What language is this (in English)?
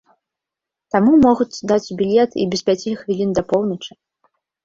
Belarusian